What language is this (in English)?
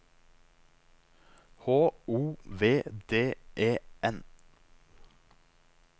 Norwegian